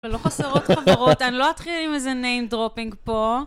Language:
Hebrew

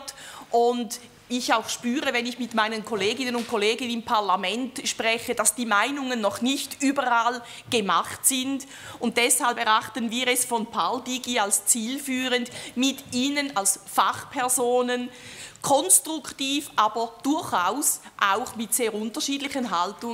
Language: German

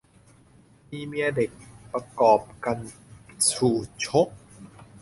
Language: Thai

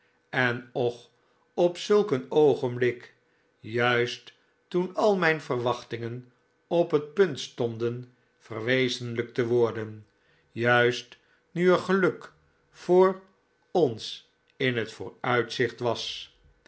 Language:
Dutch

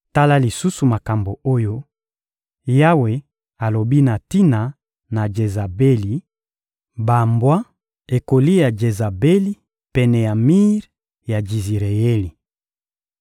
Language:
Lingala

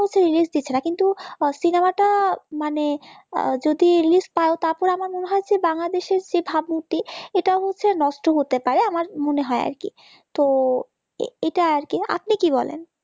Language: Bangla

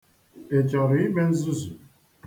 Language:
Igbo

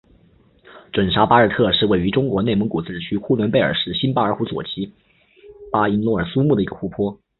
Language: Chinese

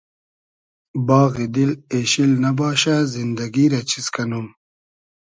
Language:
Hazaragi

